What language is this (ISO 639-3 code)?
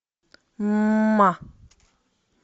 rus